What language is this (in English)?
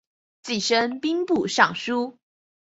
Chinese